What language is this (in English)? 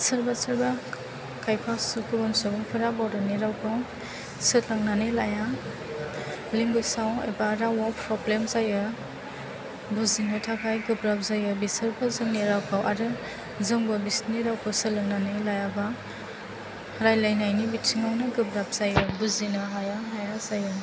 Bodo